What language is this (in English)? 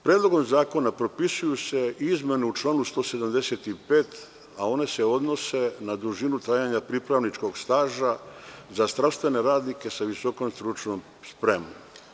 Serbian